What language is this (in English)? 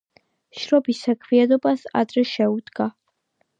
Georgian